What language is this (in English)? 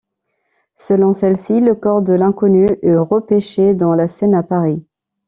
French